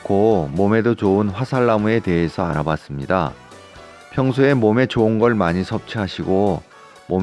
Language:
Korean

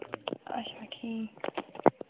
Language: Kashmiri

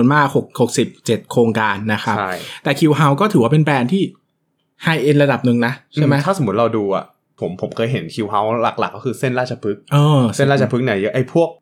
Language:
Thai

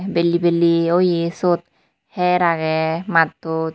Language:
Chakma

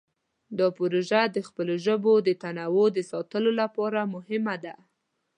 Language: Pashto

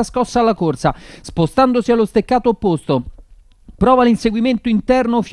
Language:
Italian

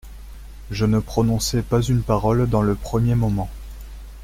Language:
French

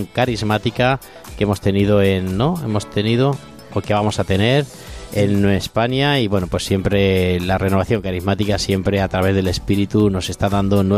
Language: Spanish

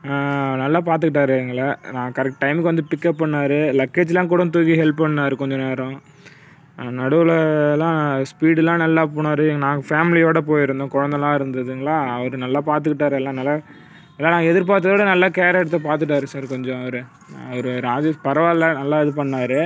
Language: Tamil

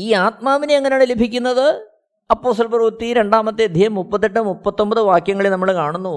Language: Malayalam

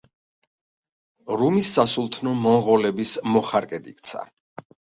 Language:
Georgian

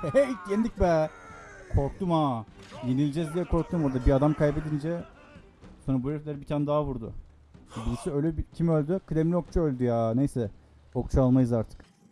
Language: Turkish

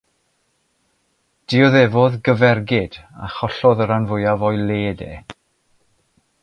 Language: Welsh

